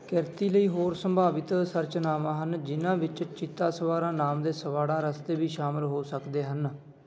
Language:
Punjabi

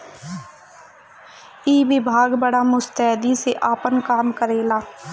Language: Bhojpuri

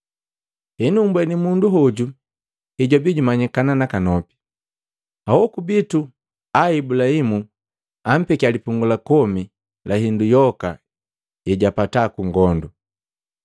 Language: Matengo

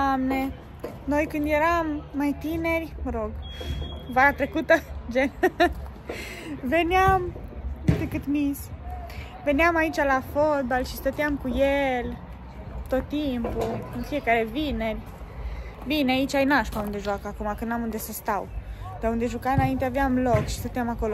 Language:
Romanian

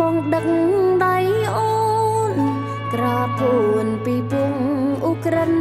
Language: Thai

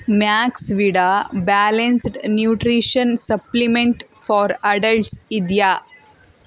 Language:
Kannada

